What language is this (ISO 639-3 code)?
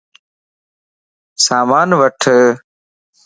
lss